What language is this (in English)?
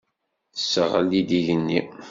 Kabyle